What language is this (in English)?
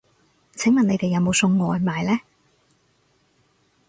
Cantonese